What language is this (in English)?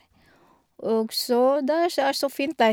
Norwegian